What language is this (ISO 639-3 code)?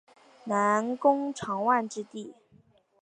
zho